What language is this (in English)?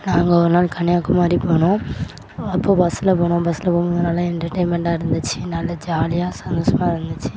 Tamil